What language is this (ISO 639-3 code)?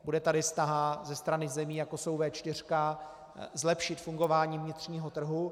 ces